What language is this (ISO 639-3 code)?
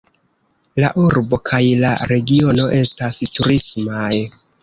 epo